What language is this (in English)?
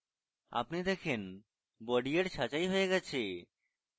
Bangla